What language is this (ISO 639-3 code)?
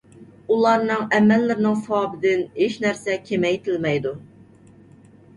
uig